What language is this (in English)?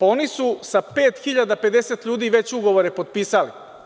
Serbian